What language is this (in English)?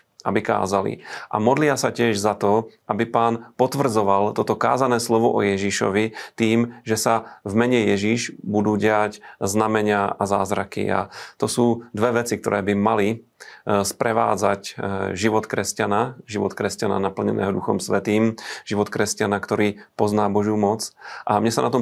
Slovak